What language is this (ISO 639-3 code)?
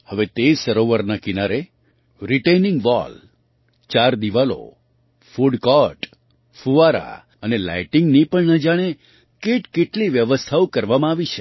guj